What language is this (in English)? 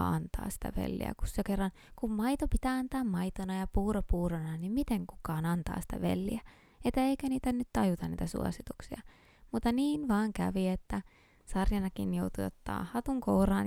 Finnish